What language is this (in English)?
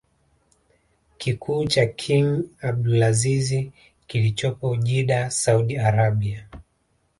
Swahili